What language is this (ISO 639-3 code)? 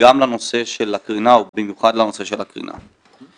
heb